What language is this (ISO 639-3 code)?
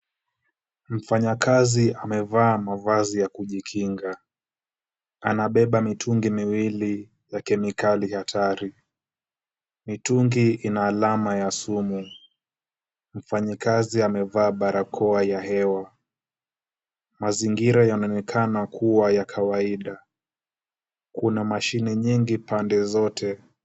swa